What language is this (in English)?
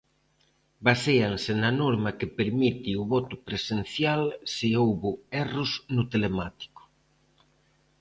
Galician